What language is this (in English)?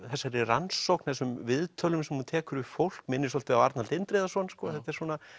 Icelandic